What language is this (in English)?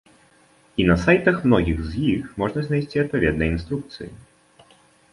Belarusian